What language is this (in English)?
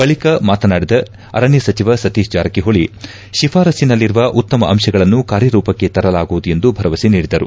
Kannada